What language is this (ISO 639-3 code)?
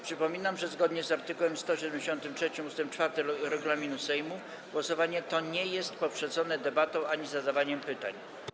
pol